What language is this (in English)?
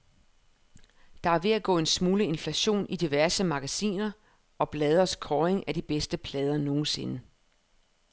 Danish